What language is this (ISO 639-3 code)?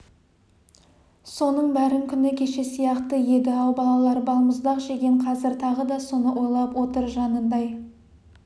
kaz